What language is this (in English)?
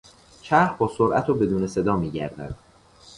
Persian